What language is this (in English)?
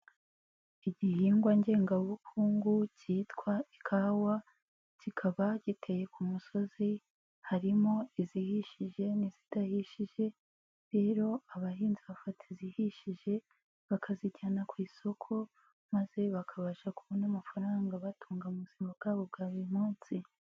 Kinyarwanda